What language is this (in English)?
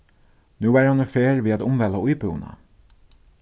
Faroese